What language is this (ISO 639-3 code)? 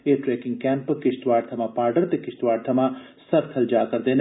doi